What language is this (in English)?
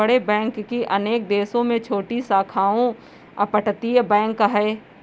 Hindi